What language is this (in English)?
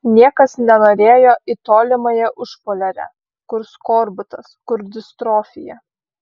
Lithuanian